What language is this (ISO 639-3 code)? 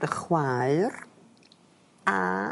cym